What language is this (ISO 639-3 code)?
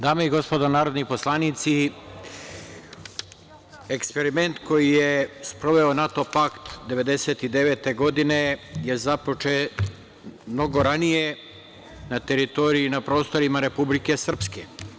srp